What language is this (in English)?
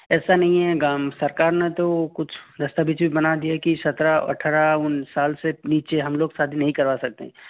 Hindi